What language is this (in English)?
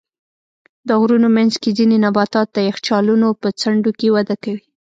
Pashto